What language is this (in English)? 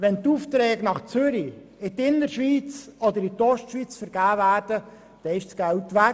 Swiss German